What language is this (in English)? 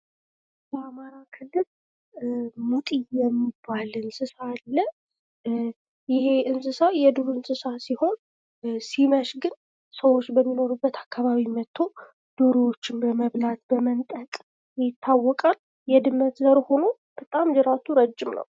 Amharic